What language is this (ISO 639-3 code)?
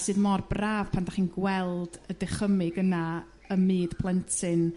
cym